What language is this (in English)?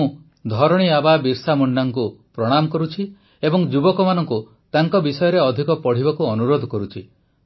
Odia